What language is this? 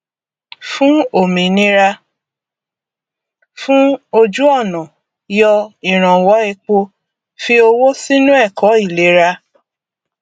Yoruba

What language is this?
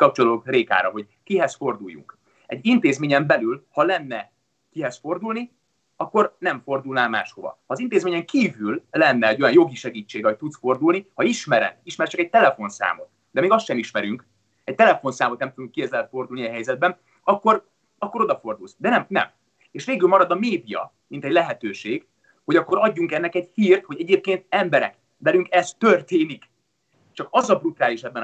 Hungarian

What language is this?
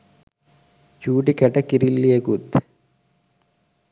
Sinhala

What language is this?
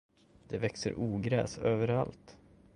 Swedish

